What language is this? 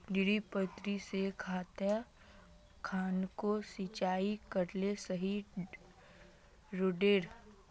Magahi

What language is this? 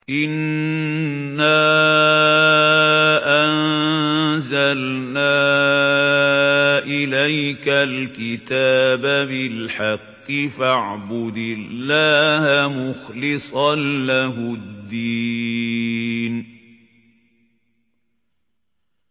Arabic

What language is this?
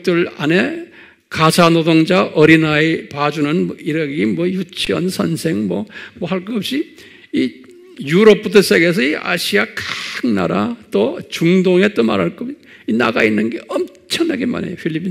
Korean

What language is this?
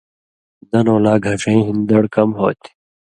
Indus Kohistani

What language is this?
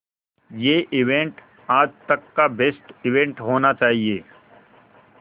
Hindi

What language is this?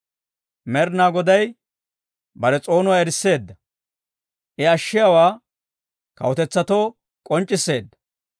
Dawro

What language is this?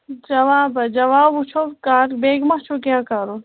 Kashmiri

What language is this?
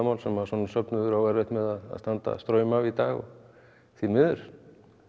Icelandic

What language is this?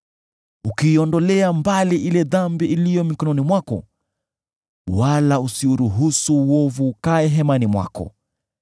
Swahili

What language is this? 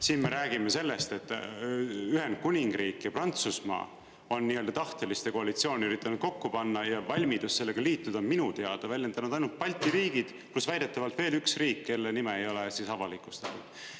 Estonian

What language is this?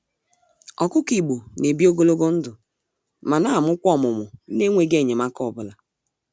Igbo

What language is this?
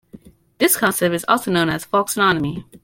English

